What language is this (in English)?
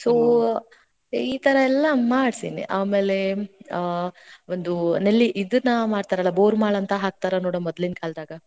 Kannada